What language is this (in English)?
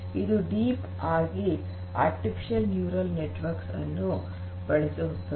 Kannada